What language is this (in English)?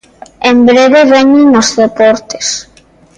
Galician